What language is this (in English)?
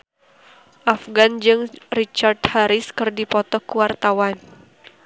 Sundanese